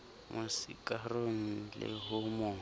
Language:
Southern Sotho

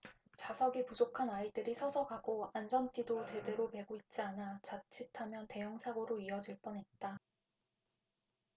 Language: Korean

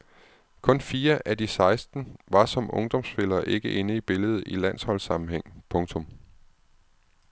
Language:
Danish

